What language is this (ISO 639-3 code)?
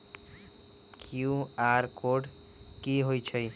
mag